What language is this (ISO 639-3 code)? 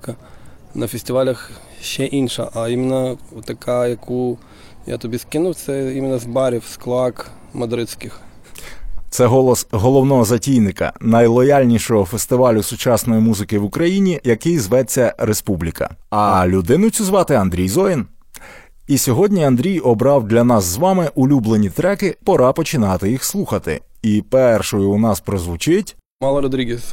ukr